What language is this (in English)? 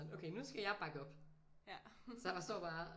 Danish